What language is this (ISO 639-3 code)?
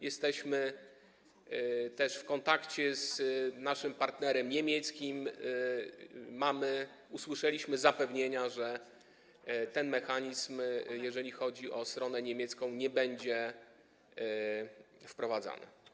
pol